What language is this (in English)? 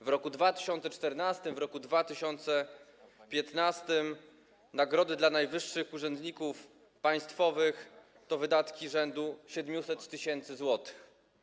Polish